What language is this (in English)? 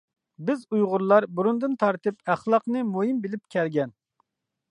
Uyghur